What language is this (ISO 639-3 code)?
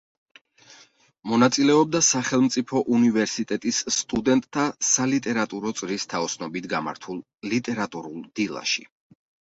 kat